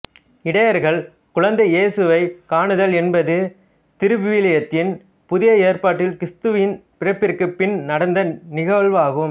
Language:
Tamil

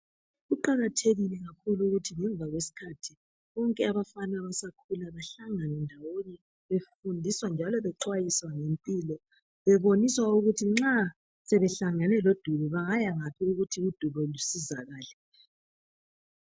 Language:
North Ndebele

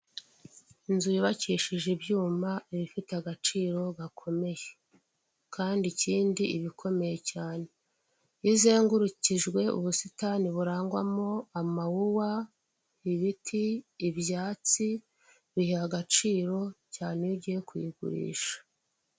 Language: Kinyarwanda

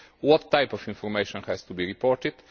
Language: English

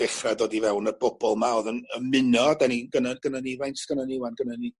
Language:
Welsh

